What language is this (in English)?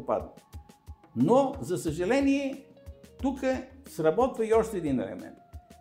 Bulgarian